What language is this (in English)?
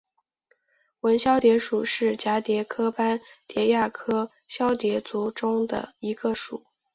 Chinese